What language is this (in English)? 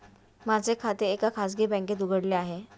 Marathi